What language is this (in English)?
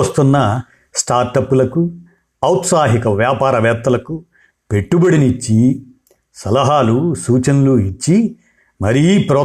Telugu